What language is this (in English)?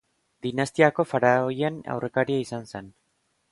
Basque